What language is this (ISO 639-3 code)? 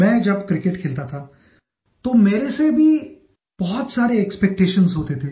hin